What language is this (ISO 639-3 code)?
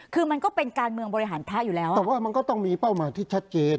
tha